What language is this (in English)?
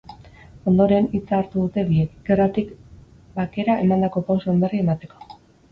Basque